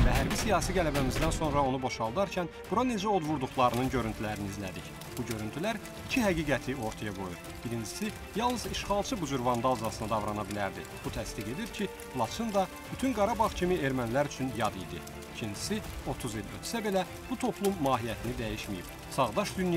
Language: Turkish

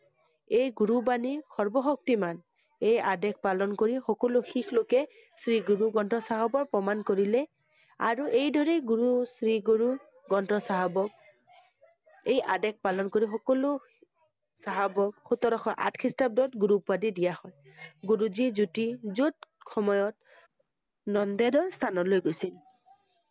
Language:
Assamese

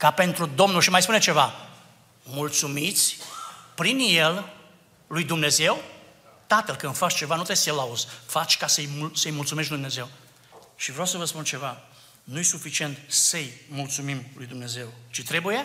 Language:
Romanian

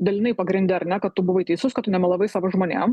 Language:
Lithuanian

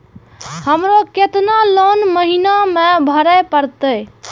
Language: Maithili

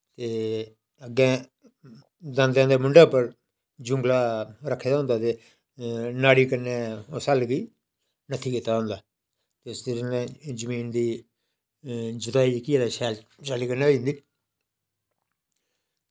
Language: Dogri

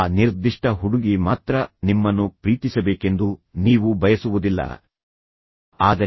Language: Kannada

